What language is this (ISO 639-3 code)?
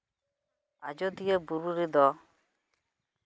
sat